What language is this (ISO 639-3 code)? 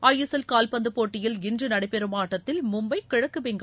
tam